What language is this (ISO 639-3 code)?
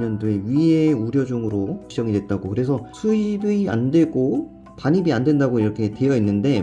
kor